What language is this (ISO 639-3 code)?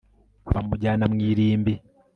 kin